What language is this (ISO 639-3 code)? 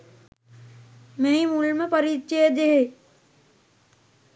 sin